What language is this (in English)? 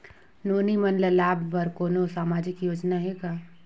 Chhattisgarhi